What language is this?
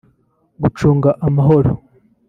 Kinyarwanda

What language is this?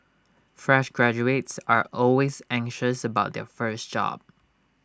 English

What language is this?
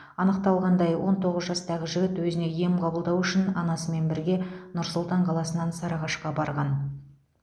Kazakh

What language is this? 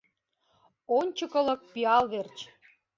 Mari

